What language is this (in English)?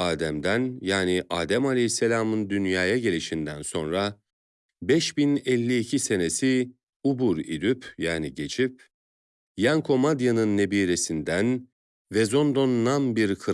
Turkish